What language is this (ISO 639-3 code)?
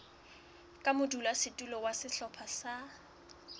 sot